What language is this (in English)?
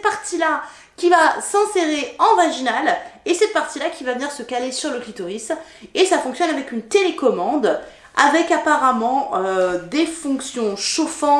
French